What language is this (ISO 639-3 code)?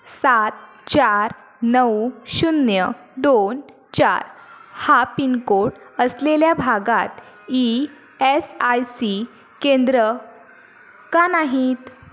mar